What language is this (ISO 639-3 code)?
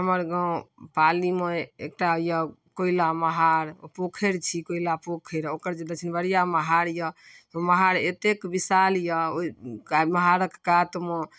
mai